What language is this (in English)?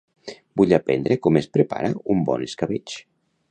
Catalan